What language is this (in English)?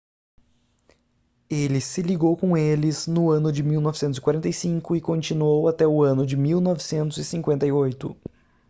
Portuguese